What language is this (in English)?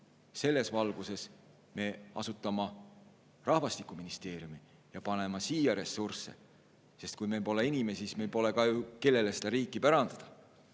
Estonian